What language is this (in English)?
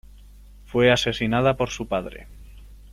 Spanish